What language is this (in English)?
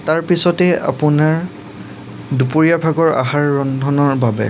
Assamese